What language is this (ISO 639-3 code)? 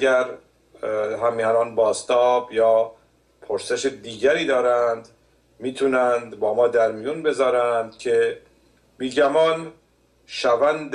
fas